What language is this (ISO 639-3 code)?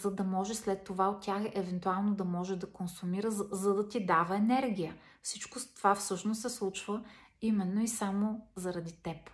bul